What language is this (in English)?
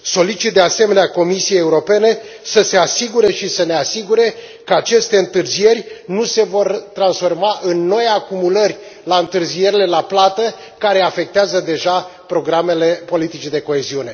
Romanian